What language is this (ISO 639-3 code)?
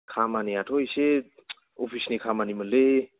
brx